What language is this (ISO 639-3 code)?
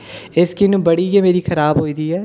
doi